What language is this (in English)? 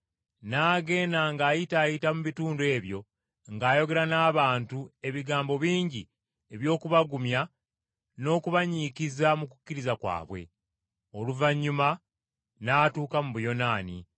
Ganda